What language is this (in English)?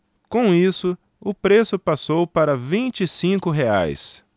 Portuguese